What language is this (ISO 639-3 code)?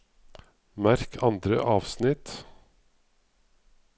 nor